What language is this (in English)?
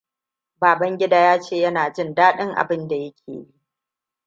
Hausa